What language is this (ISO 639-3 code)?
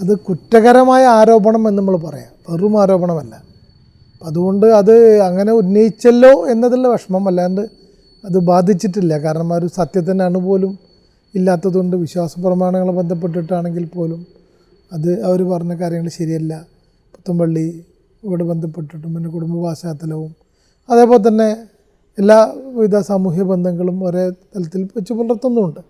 mal